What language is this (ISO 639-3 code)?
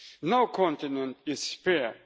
eng